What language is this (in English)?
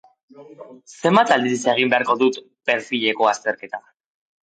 Basque